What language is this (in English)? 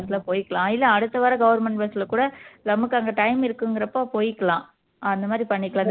Tamil